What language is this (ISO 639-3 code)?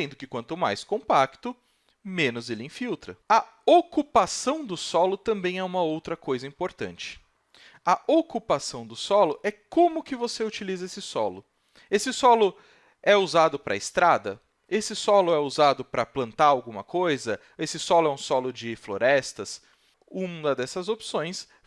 por